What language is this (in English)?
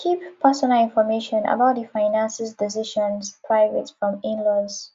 Nigerian Pidgin